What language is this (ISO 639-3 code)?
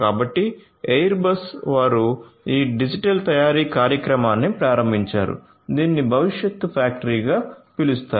tel